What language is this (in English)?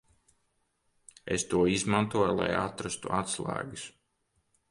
Latvian